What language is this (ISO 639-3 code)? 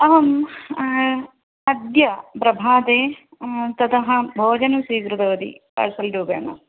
san